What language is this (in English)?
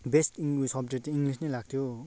Nepali